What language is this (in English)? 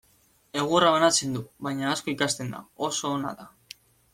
Basque